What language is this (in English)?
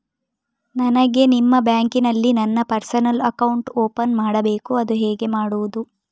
Kannada